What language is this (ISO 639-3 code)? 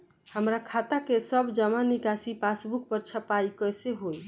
bho